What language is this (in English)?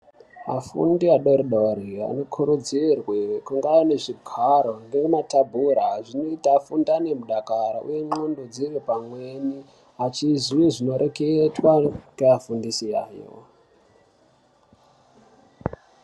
Ndau